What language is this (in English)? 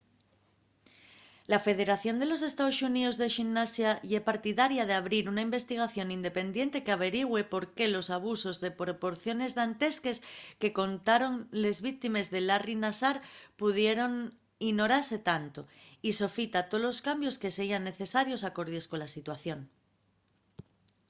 Asturian